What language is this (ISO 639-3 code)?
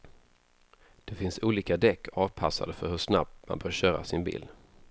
swe